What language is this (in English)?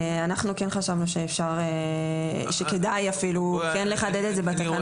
Hebrew